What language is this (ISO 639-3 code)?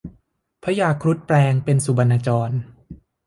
tha